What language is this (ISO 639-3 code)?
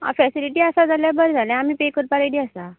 kok